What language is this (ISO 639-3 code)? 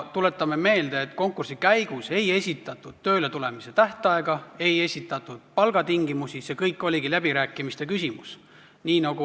est